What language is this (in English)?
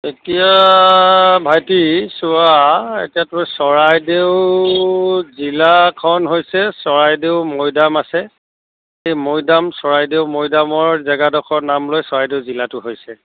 Assamese